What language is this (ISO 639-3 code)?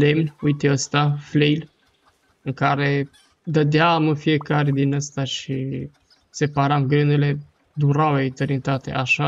ron